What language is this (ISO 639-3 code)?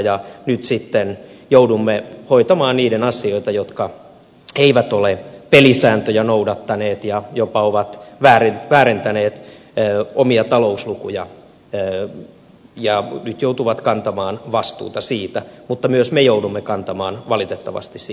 fin